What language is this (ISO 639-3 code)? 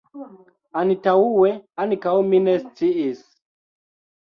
epo